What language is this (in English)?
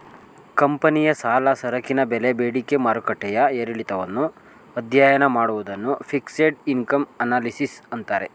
Kannada